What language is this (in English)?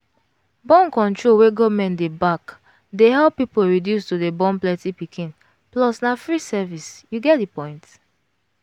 Nigerian Pidgin